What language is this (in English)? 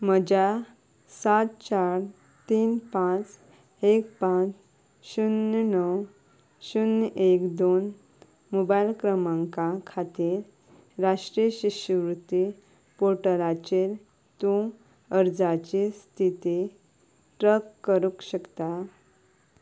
Konkani